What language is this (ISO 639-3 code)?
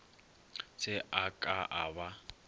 nso